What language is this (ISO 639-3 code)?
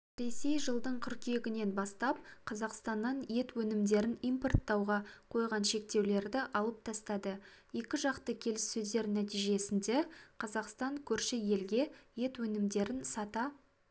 kaz